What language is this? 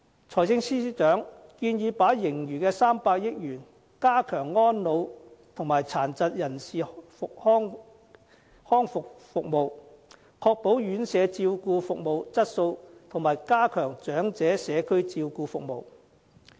Cantonese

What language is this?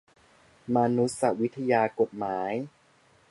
Thai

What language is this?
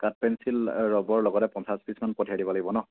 Assamese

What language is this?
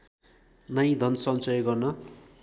Nepali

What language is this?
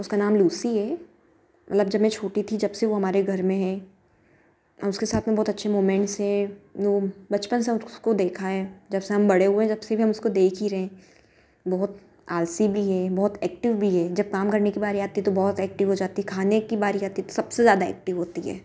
Hindi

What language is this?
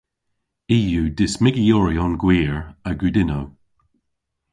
Cornish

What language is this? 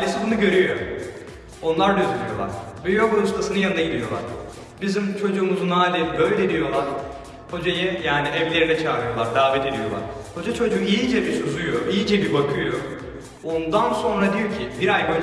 Turkish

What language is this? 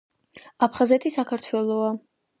Georgian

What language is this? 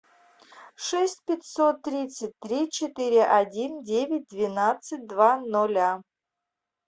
Russian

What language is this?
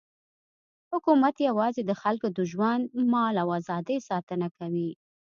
Pashto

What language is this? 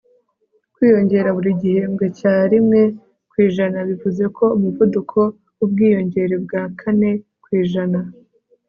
Kinyarwanda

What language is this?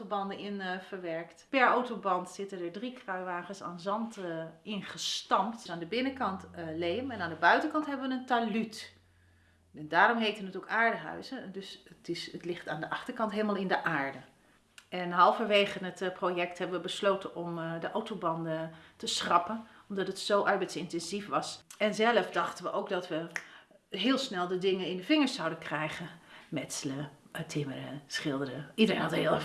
Dutch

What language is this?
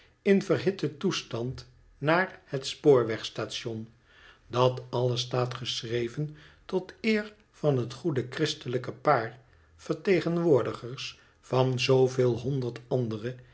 Dutch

